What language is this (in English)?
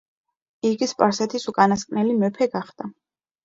Georgian